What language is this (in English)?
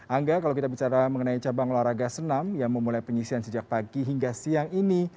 Indonesian